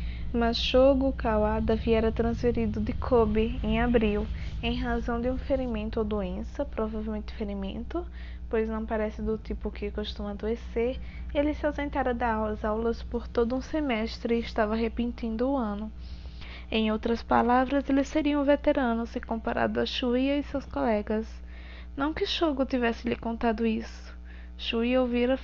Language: Portuguese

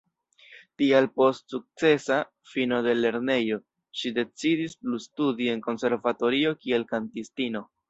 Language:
Esperanto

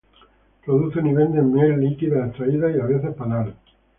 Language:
Spanish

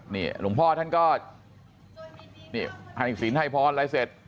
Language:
Thai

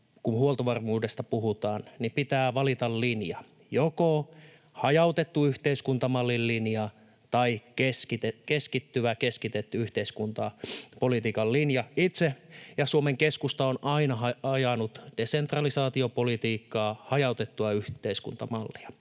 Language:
Finnish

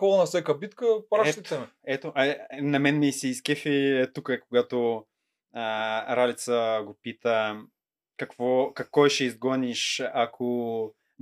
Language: Bulgarian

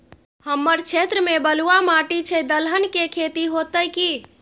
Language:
Maithili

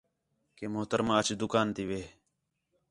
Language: Khetrani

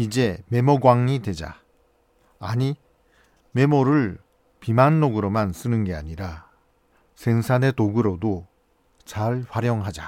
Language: Korean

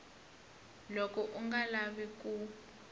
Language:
Tsonga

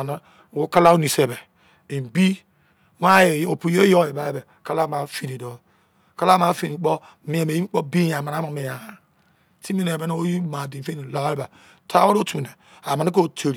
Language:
Izon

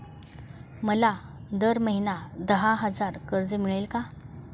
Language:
Marathi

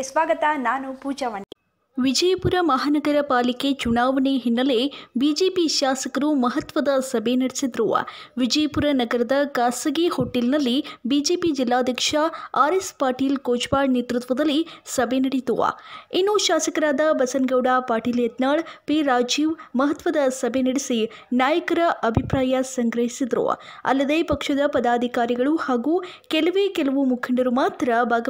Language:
Hindi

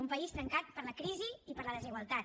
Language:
Catalan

